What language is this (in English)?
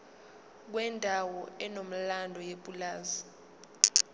Zulu